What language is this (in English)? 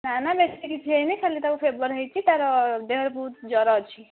Odia